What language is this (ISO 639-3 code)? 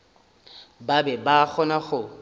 nso